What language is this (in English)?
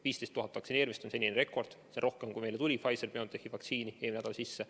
Estonian